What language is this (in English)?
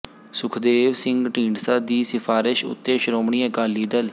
Punjabi